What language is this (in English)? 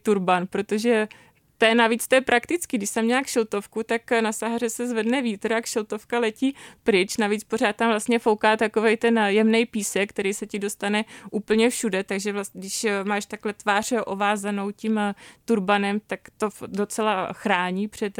Czech